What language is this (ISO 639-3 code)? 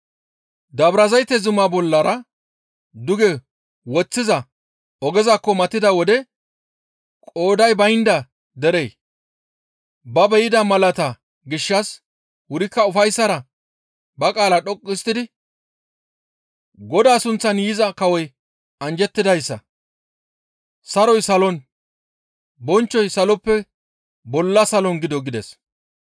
gmv